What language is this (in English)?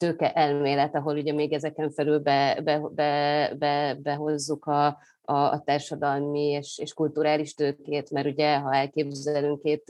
Hungarian